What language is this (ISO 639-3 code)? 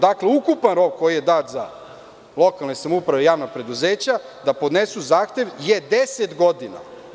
srp